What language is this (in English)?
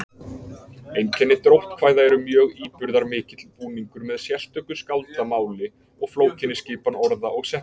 Icelandic